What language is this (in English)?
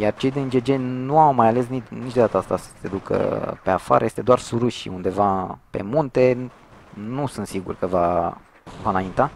Romanian